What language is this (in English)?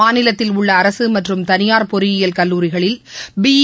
Tamil